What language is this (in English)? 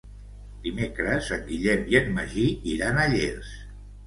Catalan